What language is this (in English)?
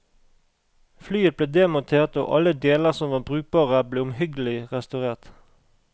Norwegian